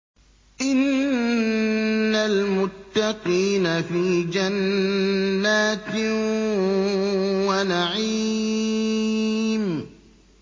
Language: Arabic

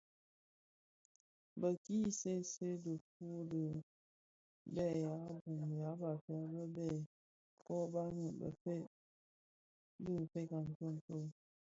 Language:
Bafia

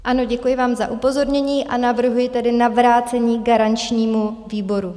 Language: Czech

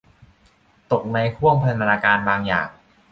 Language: Thai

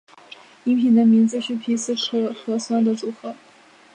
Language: Chinese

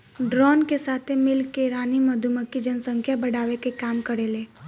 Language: Bhojpuri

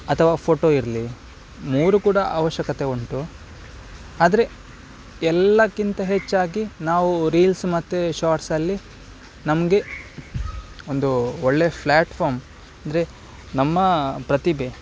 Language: Kannada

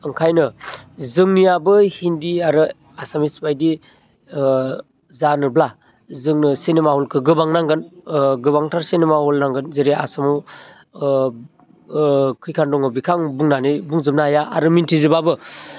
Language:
Bodo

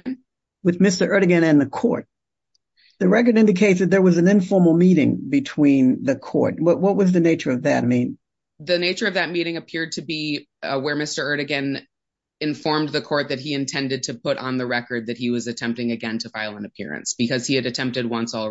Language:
English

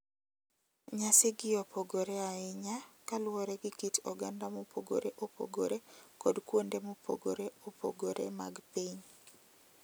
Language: Luo (Kenya and Tanzania)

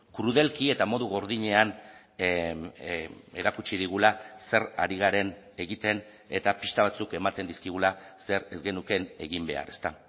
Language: Basque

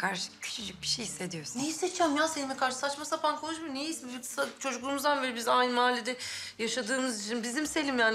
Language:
Turkish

